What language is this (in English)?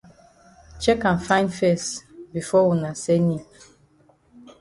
Cameroon Pidgin